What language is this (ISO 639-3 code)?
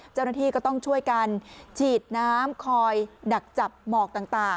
tha